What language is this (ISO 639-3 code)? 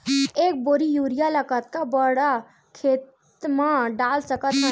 hne